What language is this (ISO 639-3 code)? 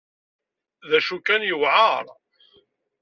kab